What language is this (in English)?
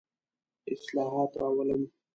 Pashto